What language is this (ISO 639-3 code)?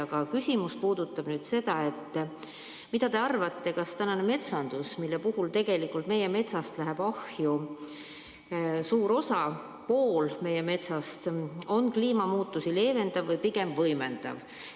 est